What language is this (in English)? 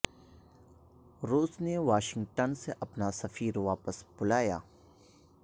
Urdu